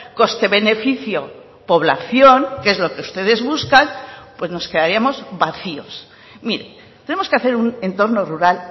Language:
Spanish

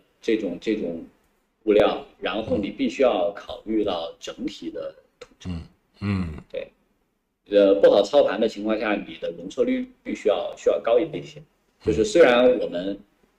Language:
Chinese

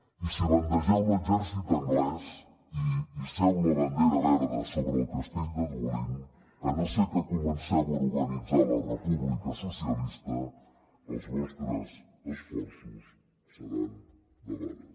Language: Catalan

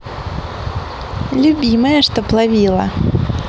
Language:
Russian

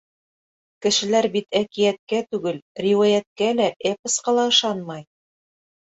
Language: Bashkir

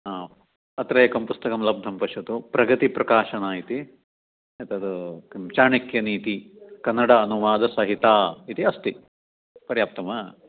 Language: Sanskrit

